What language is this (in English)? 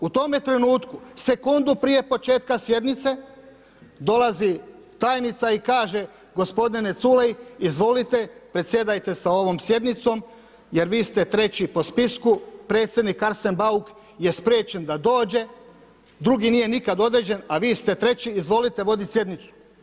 Croatian